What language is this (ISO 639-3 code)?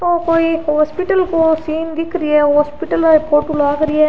raj